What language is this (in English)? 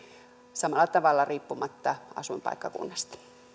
Finnish